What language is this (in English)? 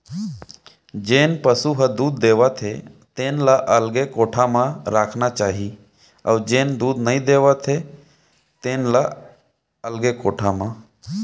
Chhattisgarhi